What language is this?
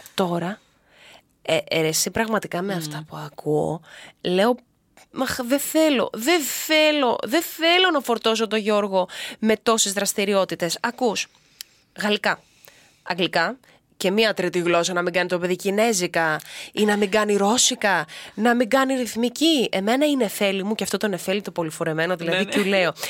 Greek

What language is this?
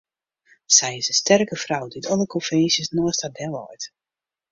Western Frisian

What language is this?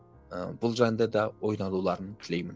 Kazakh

